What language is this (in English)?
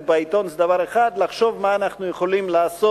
Hebrew